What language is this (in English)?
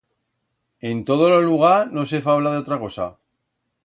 Aragonese